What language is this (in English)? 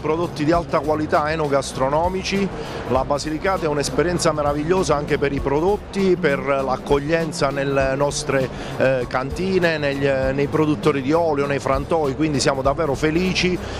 Italian